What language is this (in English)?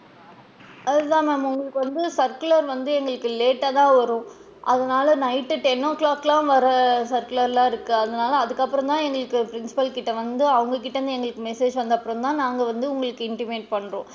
Tamil